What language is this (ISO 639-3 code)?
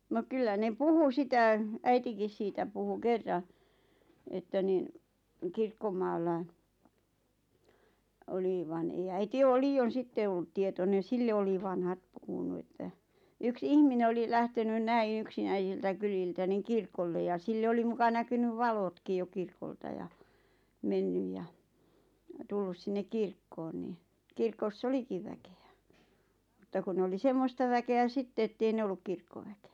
fin